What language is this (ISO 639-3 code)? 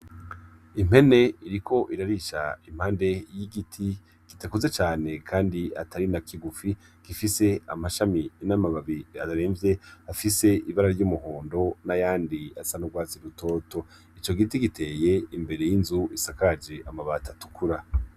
run